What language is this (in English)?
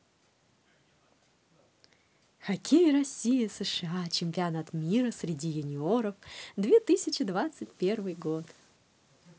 Russian